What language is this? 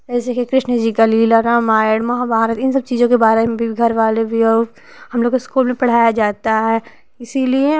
Hindi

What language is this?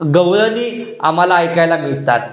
Marathi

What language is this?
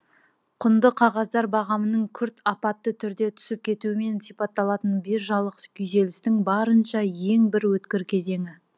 Kazakh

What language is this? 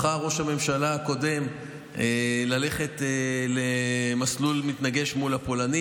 Hebrew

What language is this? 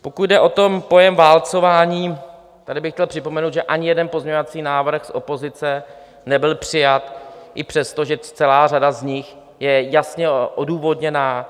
Czech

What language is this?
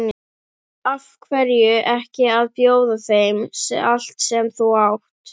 Icelandic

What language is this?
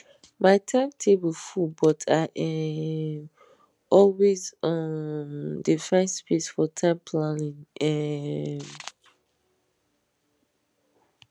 Nigerian Pidgin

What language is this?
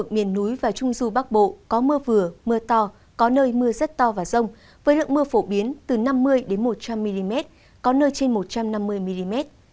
Vietnamese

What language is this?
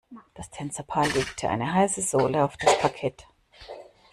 German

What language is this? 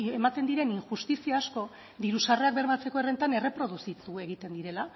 Basque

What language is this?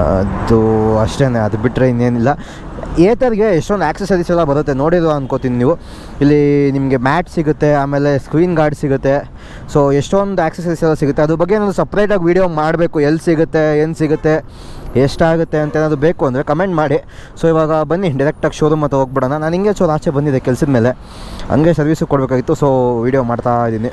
Kannada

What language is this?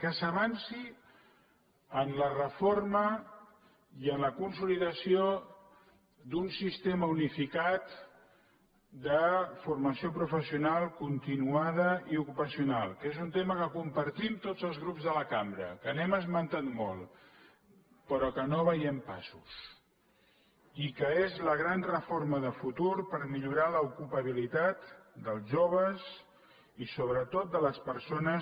Catalan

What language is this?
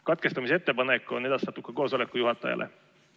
Estonian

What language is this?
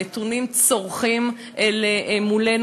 Hebrew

